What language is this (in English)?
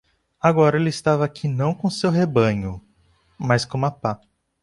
Portuguese